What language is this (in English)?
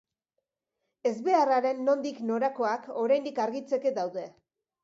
Basque